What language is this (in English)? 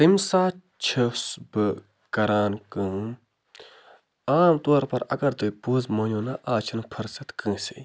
Kashmiri